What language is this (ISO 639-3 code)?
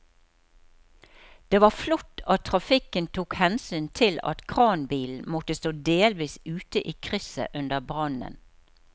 nor